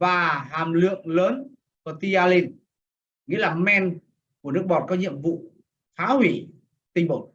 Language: Vietnamese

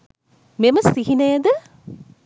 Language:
Sinhala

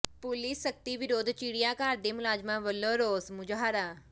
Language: Punjabi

